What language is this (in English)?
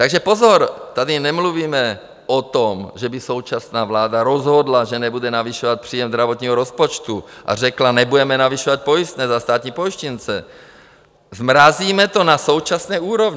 Czech